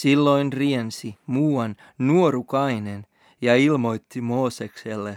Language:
Finnish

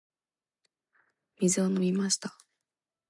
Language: Japanese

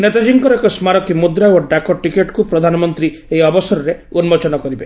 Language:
Odia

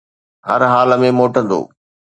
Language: Sindhi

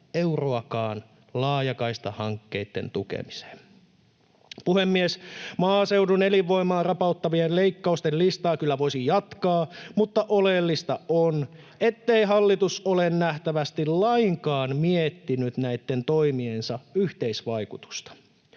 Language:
Finnish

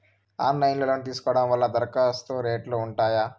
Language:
Telugu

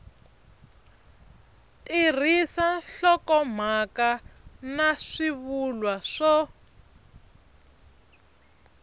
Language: Tsonga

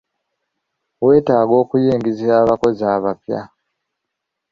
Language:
Ganda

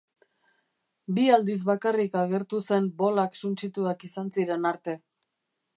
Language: Basque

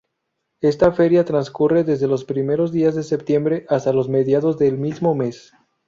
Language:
Spanish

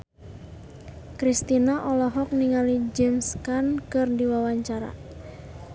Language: Sundanese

